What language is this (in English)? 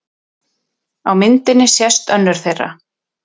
Icelandic